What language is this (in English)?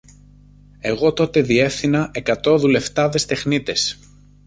Greek